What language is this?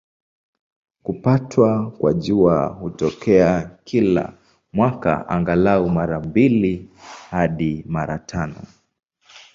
Swahili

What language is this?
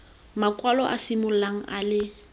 Tswana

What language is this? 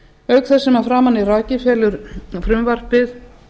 Icelandic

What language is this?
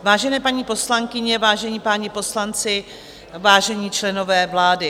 Czech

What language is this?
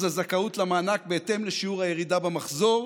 Hebrew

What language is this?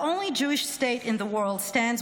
Hebrew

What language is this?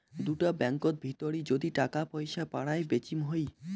Bangla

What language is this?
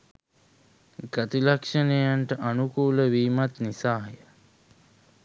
Sinhala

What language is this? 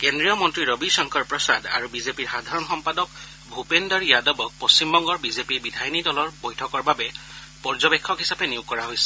Assamese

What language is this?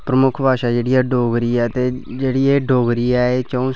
Dogri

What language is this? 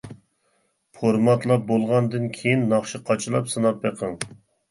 Uyghur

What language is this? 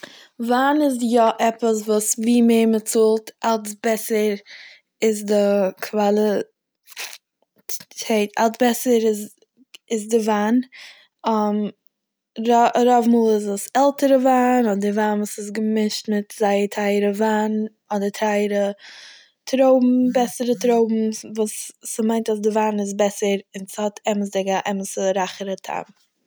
Yiddish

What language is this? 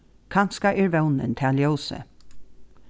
Faroese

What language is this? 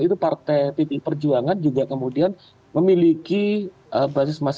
Indonesian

